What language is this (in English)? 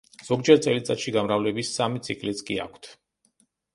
Georgian